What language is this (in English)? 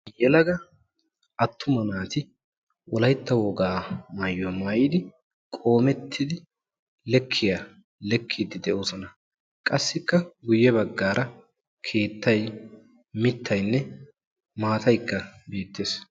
Wolaytta